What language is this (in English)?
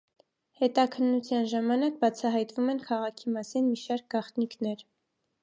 Armenian